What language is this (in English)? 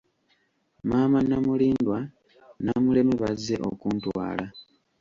Ganda